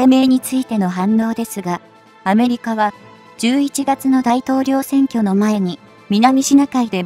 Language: Japanese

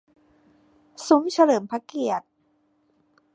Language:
Thai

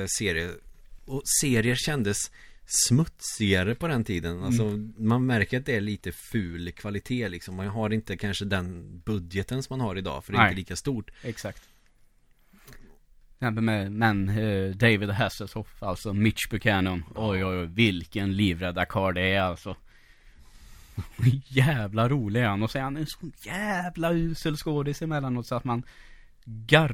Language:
Swedish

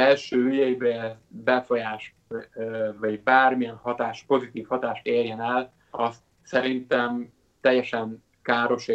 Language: Hungarian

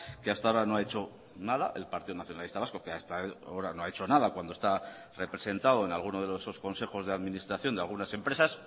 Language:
Spanish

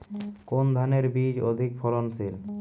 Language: Bangla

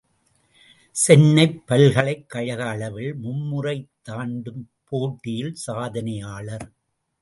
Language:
Tamil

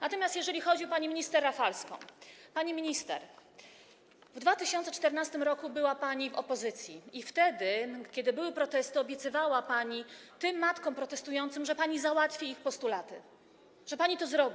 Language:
Polish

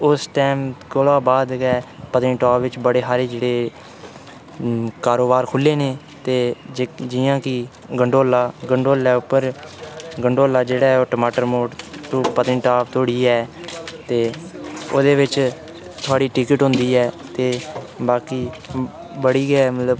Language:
Dogri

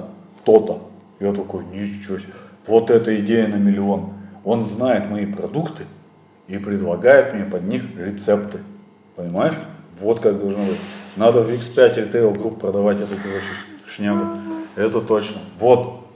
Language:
Russian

